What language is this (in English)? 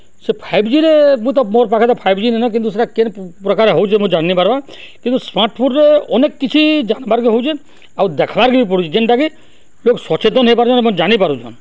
Odia